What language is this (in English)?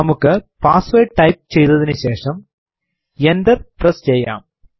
Malayalam